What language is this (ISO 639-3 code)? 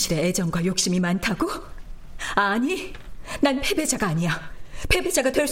kor